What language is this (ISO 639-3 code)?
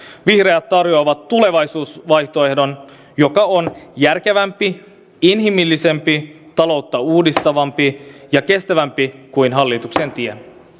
fin